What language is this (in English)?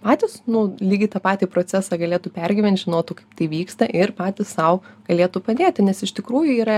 Lithuanian